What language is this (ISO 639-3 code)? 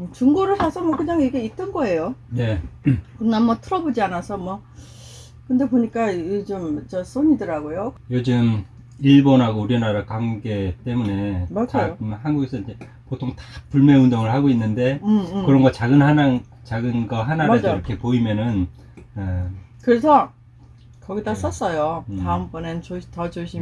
kor